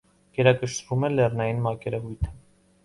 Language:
Armenian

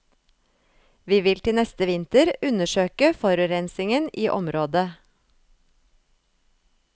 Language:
Norwegian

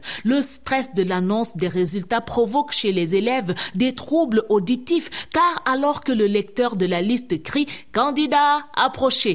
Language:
French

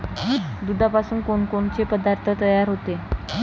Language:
Marathi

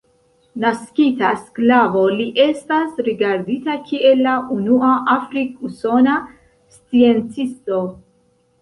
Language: Esperanto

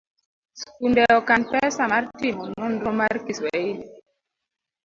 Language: Luo (Kenya and Tanzania)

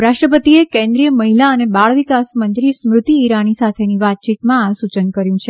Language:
Gujarati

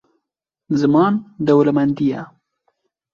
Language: Kurdish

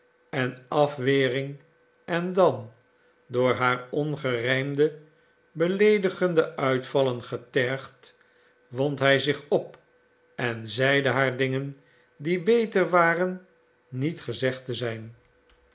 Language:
Dutch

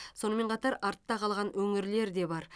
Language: Kazakh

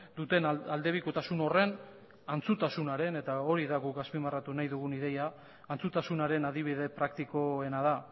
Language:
Basque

